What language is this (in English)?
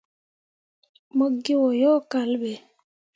Mundang